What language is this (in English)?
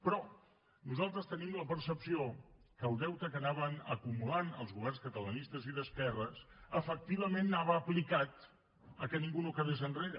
Catalan